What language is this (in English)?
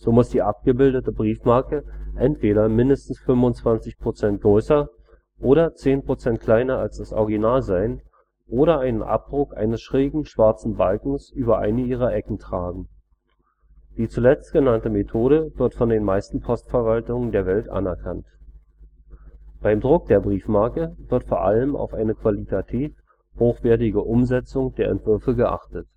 German